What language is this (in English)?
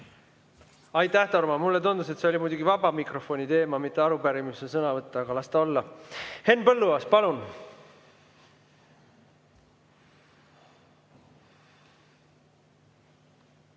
Estonian